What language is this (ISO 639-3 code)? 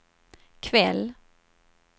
swe